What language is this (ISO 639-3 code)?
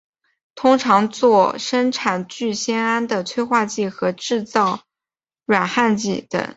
zho